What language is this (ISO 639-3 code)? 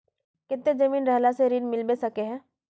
mag